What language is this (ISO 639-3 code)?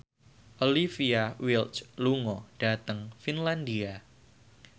jav